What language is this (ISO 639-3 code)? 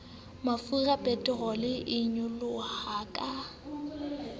sot